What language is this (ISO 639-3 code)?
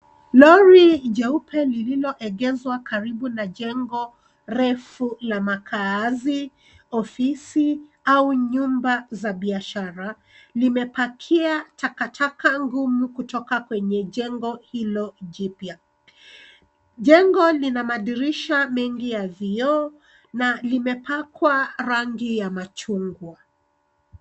swa